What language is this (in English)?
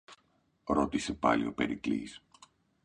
Greek